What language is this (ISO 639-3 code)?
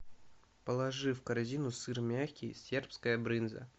rus